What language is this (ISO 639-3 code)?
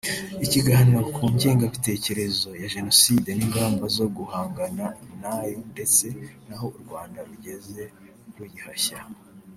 kin